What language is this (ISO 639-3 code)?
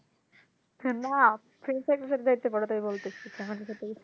ben